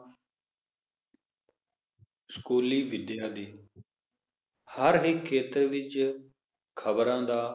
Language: Punjabi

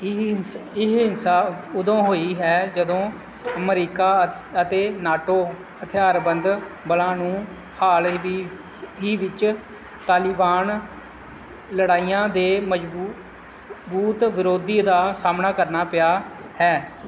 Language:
Punjabi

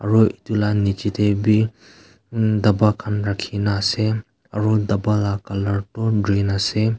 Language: Naga Pidgin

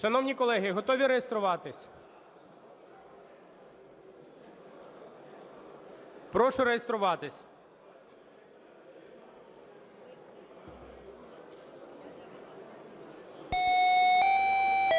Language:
Ukrainian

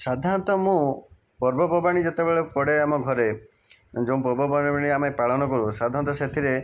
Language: Odia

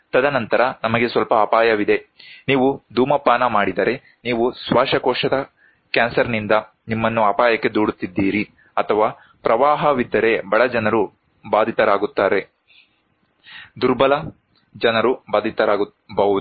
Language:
Kannada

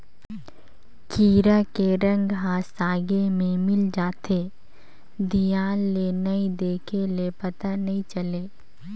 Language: Chhattisgarhi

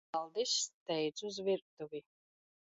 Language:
Latvian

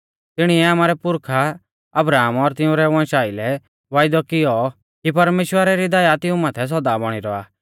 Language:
Mahasu Pahari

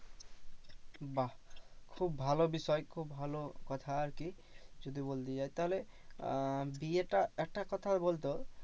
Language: Bangla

